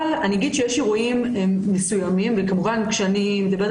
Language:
Hebrew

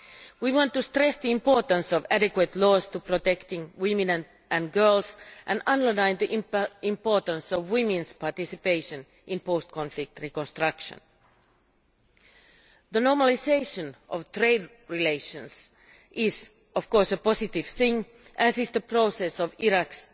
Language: English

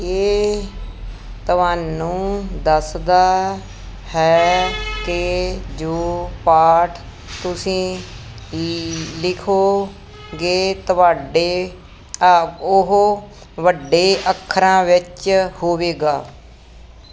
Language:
Punjabi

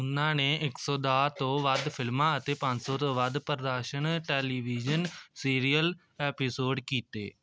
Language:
Punjabi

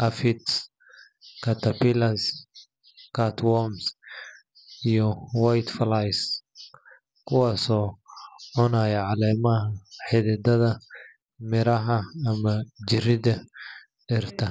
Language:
Somali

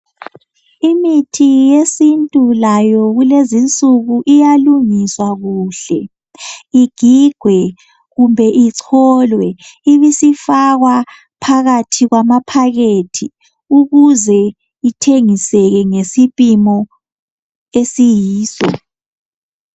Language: North Ndebele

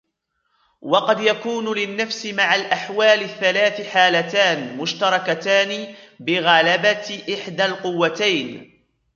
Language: Arabic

